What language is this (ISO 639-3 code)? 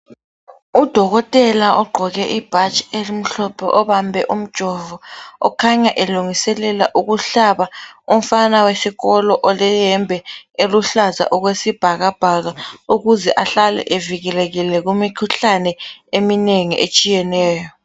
nde